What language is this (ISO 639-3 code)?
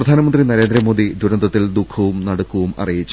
mal